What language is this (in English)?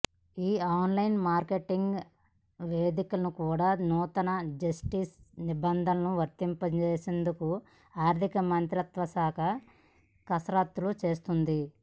Telugu